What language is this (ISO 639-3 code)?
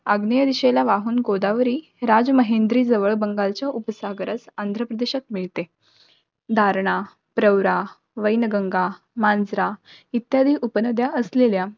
mar